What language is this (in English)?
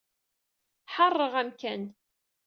Kabyle